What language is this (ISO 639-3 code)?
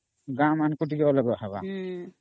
ori